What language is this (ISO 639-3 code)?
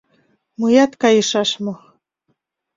chm